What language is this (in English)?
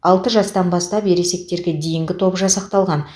Kazakh